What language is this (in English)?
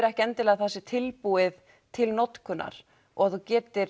Icelandic